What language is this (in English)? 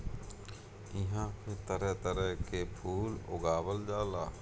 Bhojpuri